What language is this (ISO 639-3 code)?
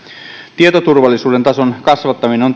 fin